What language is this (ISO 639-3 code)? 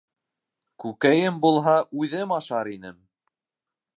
bak